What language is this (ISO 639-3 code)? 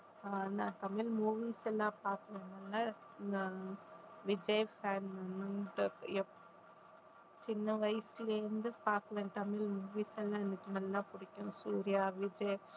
tam